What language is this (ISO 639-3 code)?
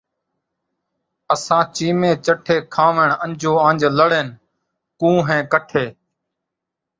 skr